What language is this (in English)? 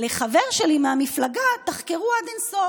Hebrew